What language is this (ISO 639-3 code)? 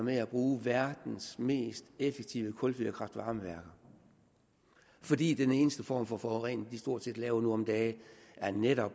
dan